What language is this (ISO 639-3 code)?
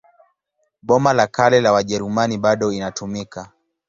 swa